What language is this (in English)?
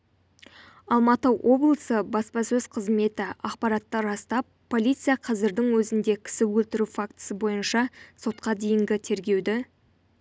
Kazakh